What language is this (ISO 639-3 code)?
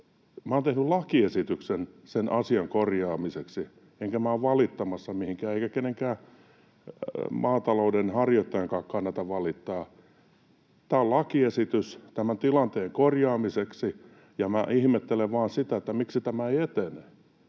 fin